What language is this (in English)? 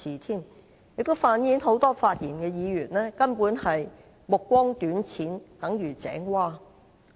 Cantonese